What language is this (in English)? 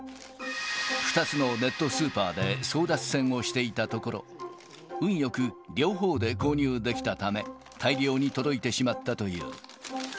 Japanese